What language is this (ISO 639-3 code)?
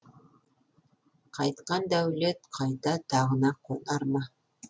kaz